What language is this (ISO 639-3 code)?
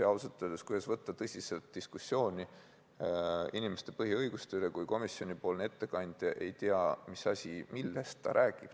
est